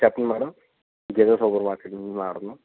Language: Telugu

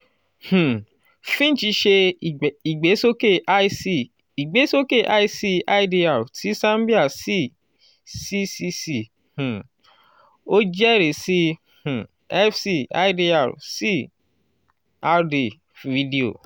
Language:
Yoruba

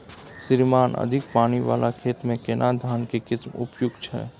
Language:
Maithili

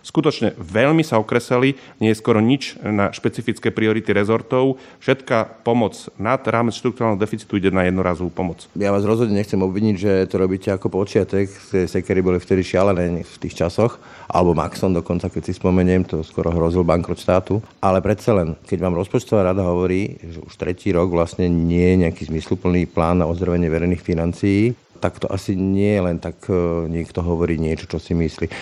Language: Slovak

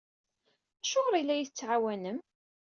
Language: Kabyle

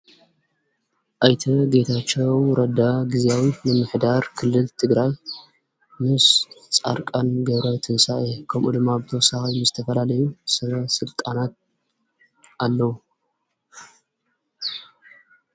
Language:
Tigrinya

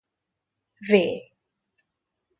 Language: Hungarian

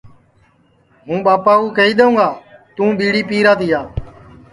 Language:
Sansi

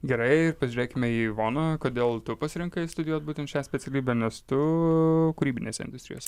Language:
Lithuanian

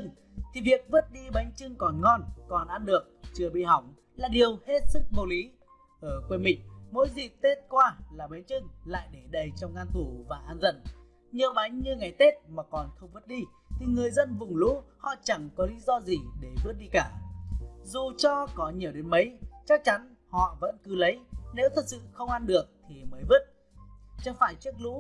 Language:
Vietnamese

